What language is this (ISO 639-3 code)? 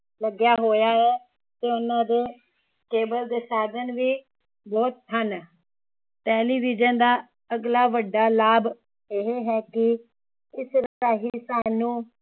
pan